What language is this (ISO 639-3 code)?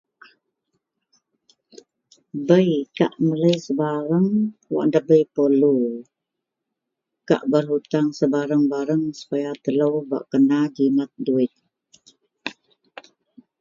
mel